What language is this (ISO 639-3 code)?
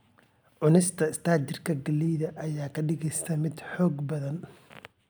som